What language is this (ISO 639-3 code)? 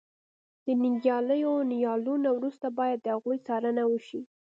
pus